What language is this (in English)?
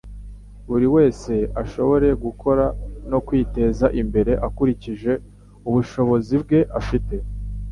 Kinyarwanda